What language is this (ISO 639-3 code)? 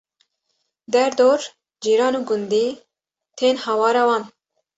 kur